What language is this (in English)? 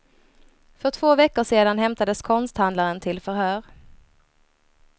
Swedish